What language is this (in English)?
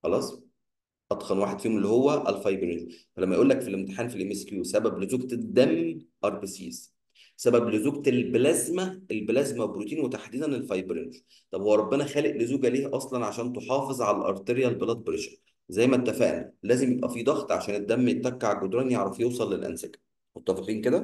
Arabic